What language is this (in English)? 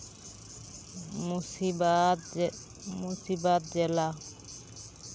Santali